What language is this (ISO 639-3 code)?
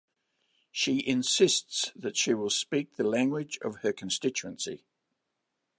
eng